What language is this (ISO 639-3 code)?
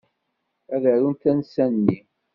kab